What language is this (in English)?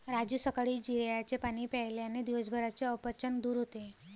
Marathi